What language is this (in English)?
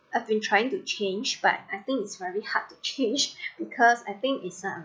English